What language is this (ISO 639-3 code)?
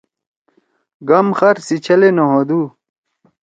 trw